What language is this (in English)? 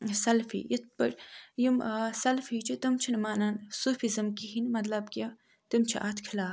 Kashmiri